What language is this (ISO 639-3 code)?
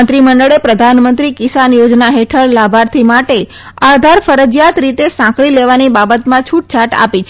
guj